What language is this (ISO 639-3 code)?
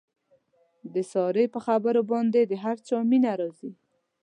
pus